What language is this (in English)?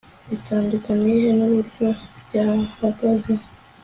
Kinyarwanda